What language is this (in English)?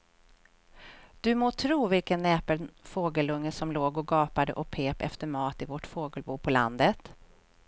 Swedish